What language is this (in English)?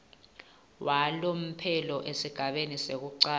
Swati